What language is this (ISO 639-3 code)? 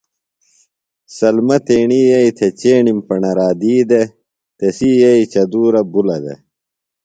phl